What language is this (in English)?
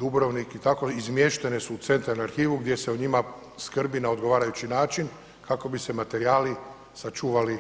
Croatian